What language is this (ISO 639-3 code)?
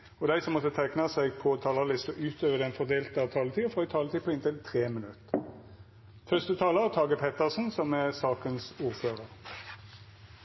nno